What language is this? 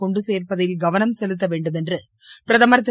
Tamil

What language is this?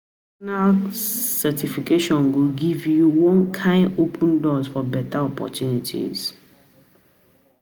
Nigerian Pidgin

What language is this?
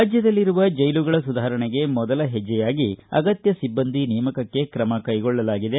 Kannada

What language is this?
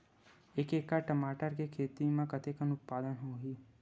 Chhattisgarhi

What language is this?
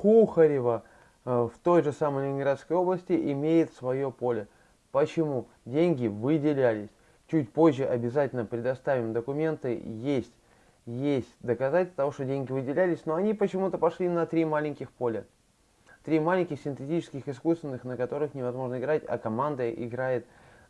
Russian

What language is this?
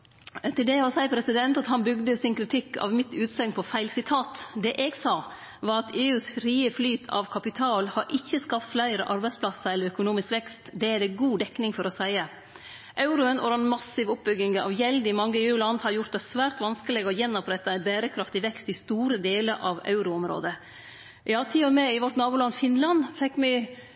Norwegian Nynorsk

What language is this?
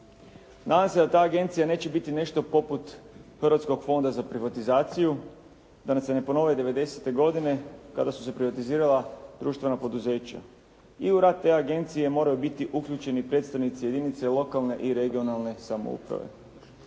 Croatian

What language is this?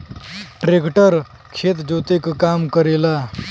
Bhojpuri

